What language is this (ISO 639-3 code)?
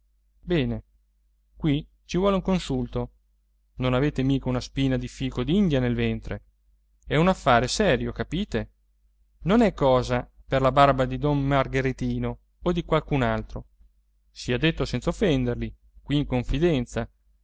ita